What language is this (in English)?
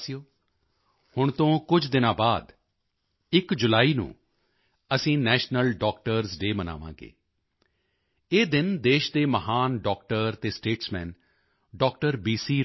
Punjabi